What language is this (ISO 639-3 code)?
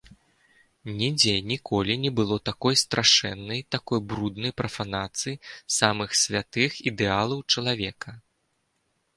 bel